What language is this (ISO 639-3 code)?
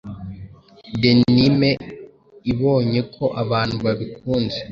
kin